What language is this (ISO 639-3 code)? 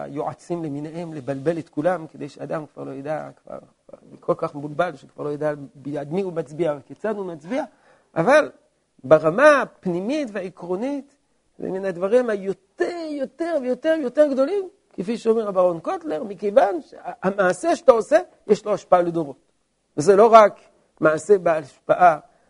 heb